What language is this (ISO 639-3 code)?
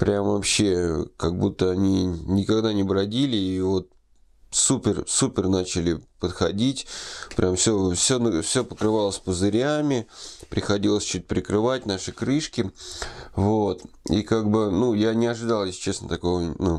rus